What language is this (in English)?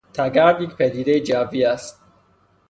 Persian